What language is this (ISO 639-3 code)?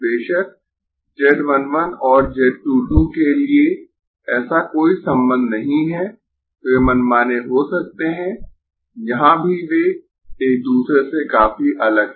hin